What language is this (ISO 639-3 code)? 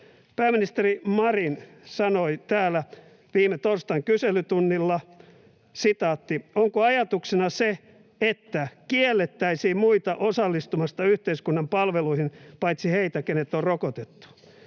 fin